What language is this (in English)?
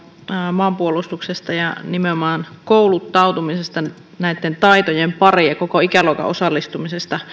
Finnish